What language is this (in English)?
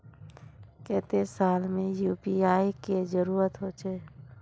Magahi